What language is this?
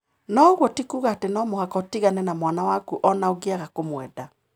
Kikuyu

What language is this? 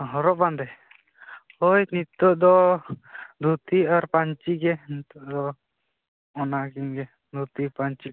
Santali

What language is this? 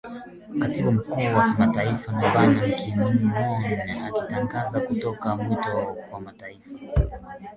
Swahili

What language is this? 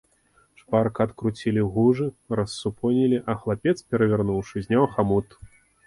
Belarusian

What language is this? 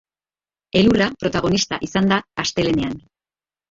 Basque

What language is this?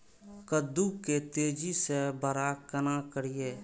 Maithili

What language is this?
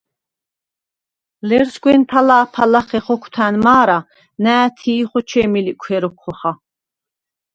Svan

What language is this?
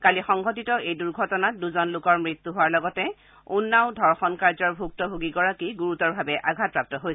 Assamese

